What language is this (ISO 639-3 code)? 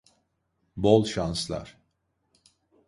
tur